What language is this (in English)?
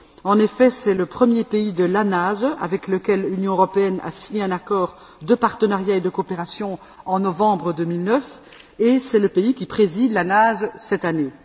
French